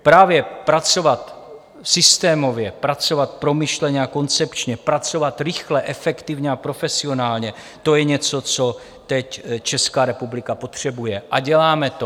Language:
Czech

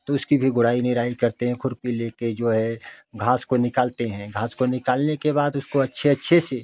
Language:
Hindi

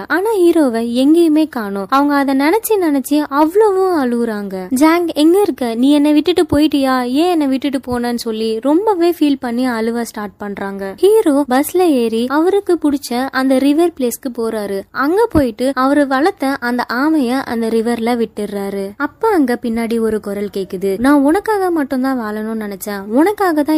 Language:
Tamil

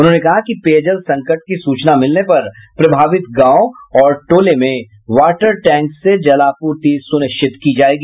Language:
Hindi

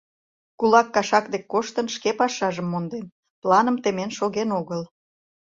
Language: Mari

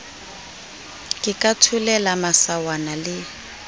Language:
Southern Sotho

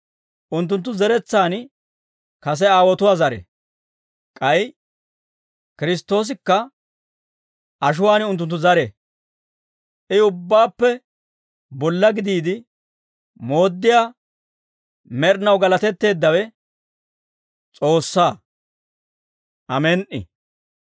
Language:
Dawro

